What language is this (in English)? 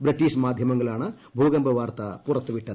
Malayalam